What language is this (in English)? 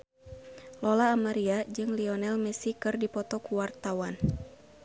Sundanese